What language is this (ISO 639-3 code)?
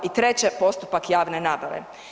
hrv